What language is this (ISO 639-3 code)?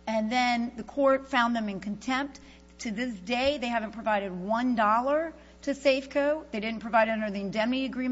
eng